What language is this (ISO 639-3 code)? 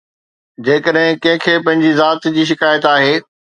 snd